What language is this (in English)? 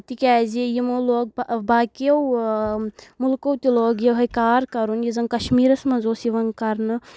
Kashmiri